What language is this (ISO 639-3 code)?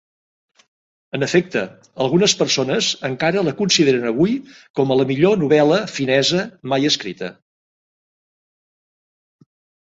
cat